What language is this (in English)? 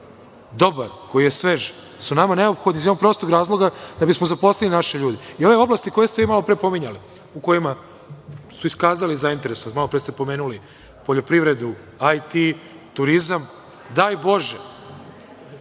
Serbian